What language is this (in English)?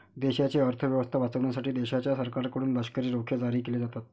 Marathi